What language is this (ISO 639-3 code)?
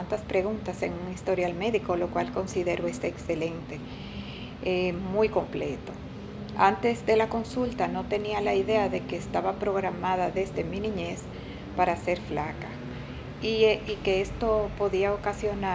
spa